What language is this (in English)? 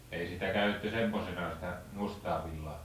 Finnish